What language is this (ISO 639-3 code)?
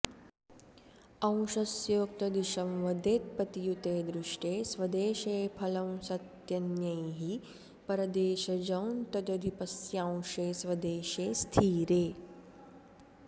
san